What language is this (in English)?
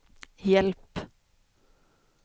Swedish